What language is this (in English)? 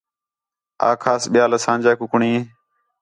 Khetrani